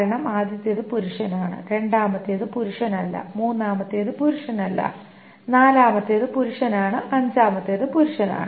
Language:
Malayalam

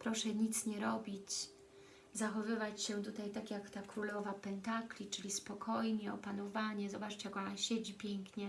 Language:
Polish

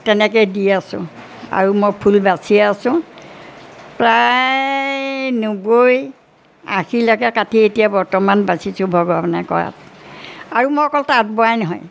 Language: Assamese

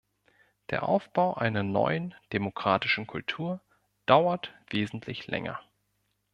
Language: German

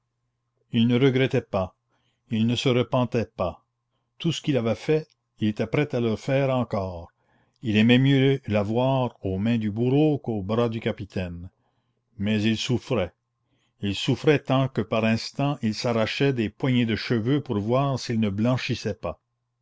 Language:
French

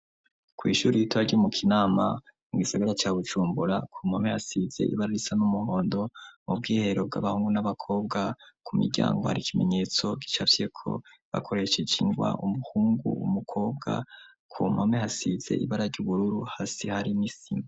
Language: Rundi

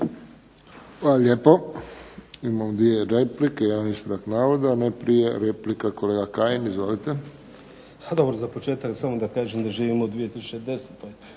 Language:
Croatian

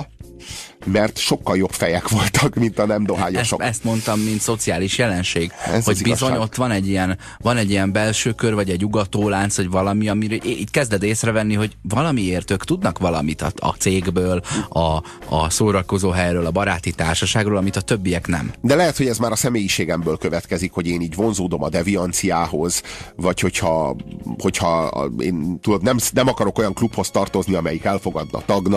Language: Hungarian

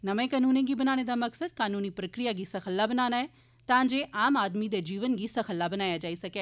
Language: Dogri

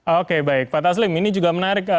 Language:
Indonesian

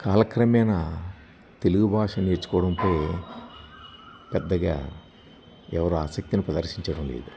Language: Telugu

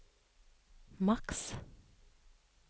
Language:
Norwegian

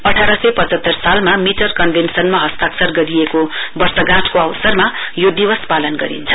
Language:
Nepali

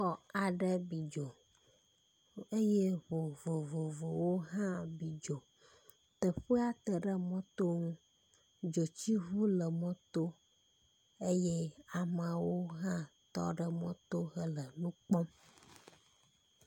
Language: Ewe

